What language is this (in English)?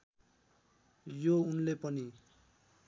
Nepali